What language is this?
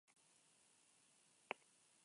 Basque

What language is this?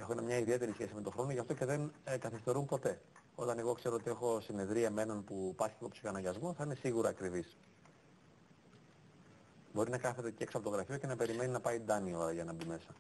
Greek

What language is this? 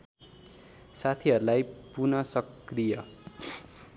Nepali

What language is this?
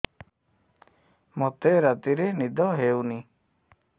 Odia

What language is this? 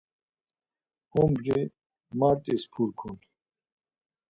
Laz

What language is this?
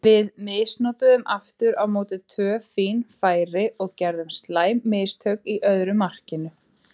Icelandic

